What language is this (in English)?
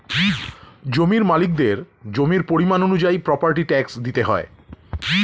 Bangla